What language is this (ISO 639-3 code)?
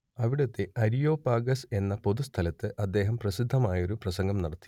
mal